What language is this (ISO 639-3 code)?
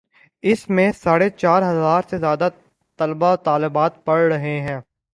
urd